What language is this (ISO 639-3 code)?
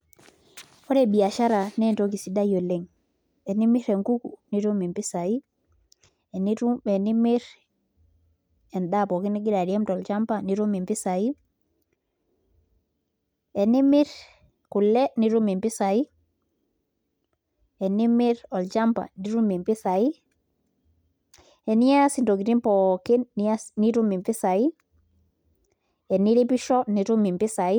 mas